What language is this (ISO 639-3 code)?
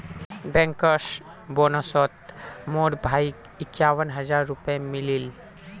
mag